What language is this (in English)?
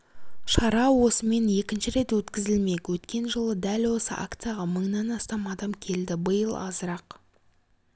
Kazakh